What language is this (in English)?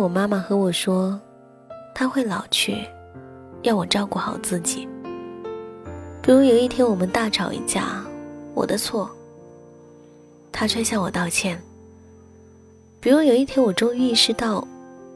Chinese